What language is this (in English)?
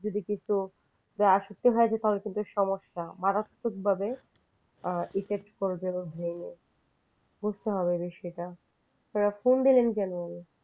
Bangla